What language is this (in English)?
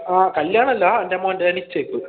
Malayalam